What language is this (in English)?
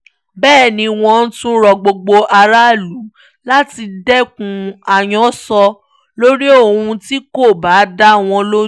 Yoruba